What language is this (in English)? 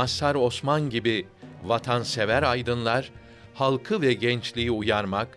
Turkish